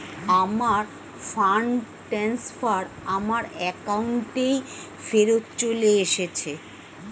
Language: Bangla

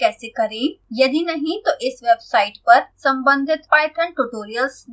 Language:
Hindi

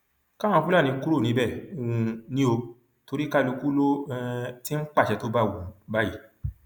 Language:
Yoruba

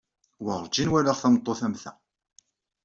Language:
Kabyle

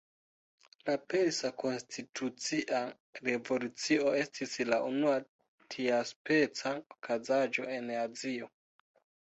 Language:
Esperanto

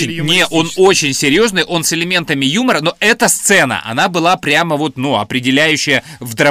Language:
Russian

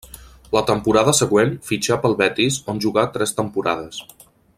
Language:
Catalan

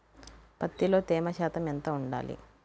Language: Telugu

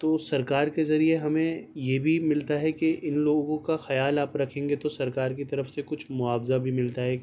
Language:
Urdu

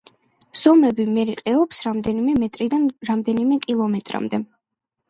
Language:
Georgian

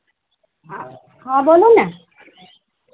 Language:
Maithili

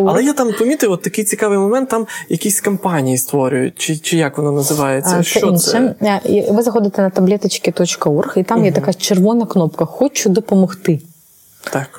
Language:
Ukrainian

